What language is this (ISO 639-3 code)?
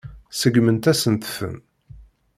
kab